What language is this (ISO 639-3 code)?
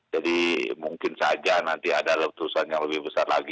ind